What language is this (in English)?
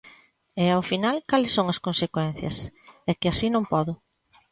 Galician